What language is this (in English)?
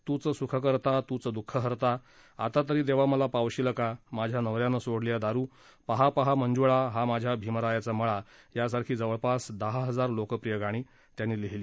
Marathi